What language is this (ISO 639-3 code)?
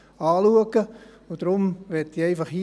gsw